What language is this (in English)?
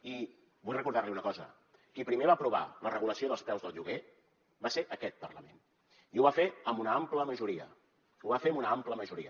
Catalan